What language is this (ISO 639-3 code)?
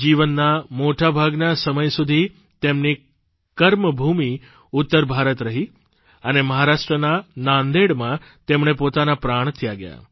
guj